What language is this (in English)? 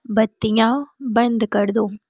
Hindi